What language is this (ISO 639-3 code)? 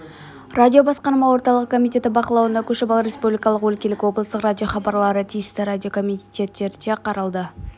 kaz